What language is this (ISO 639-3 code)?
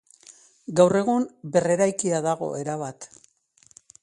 eus